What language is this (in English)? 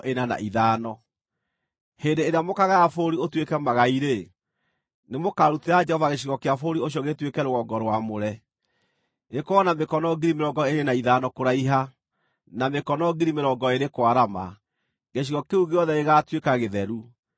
Kikuyu